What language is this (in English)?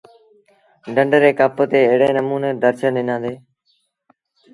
Sindhi Bhil